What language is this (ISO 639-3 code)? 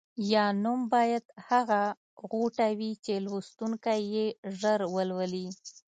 pus